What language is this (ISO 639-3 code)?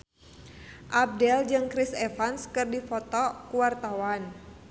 sun